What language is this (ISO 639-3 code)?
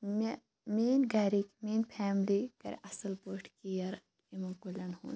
kas